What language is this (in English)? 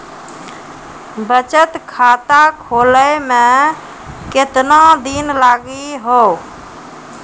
Maithili